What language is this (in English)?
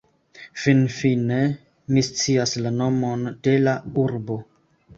Esperanto